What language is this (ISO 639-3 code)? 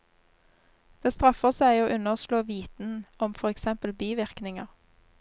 nor